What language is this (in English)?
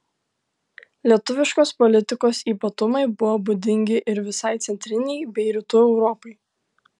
Lithuanian